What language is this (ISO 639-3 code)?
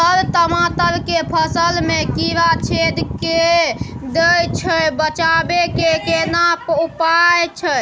mai